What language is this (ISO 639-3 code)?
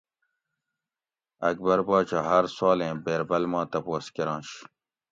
gwc